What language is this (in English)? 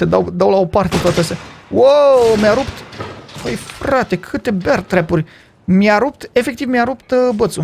Romanian